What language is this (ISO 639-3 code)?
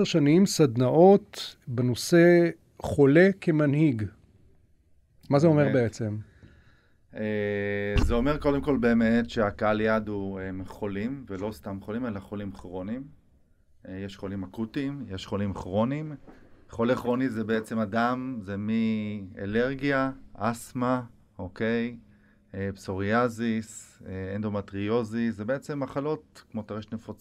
heb